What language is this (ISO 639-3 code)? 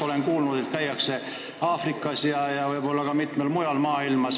est